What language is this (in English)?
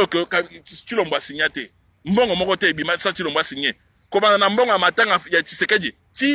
French